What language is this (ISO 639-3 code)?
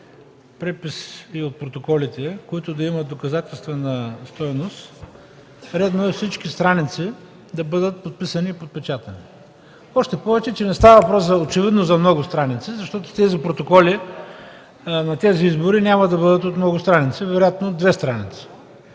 bul